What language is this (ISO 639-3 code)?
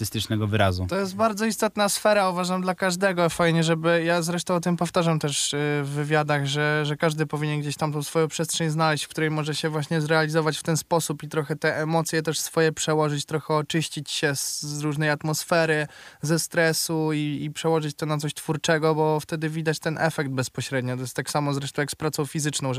pol